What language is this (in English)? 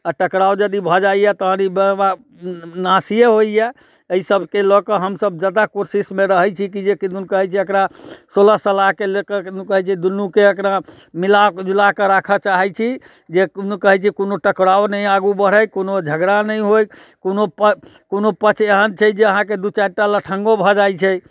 Maithili